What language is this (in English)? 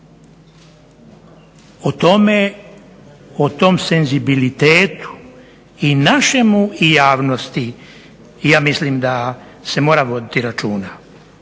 Croatian